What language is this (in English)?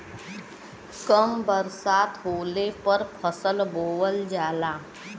Bhojpuri